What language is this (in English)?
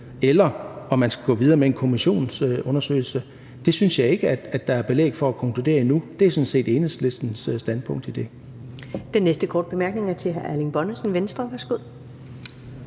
Danish